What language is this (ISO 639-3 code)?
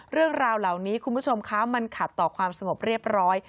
tha